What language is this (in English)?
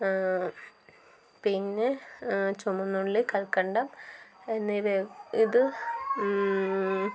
Malayalam